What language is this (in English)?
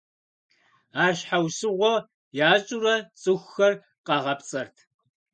Kabardian